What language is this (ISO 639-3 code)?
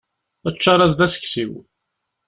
kab